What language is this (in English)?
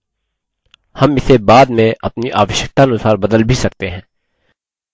Hindi